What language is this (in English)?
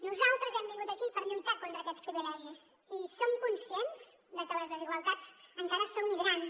Catalan